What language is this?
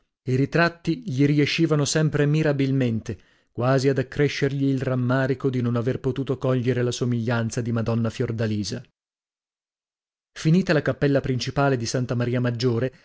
Italian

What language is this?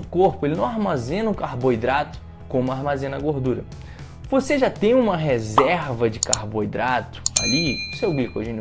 Portuguese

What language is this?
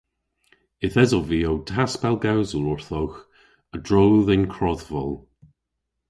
Cornish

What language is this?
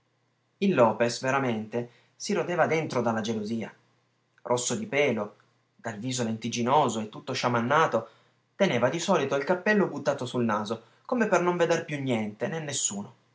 Italian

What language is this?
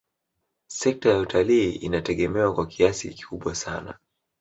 Swahili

